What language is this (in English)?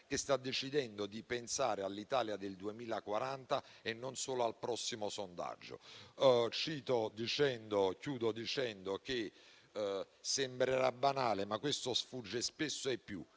Italian